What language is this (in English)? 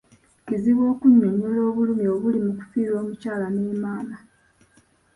Ganda